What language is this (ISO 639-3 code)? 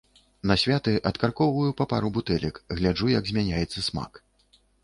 bel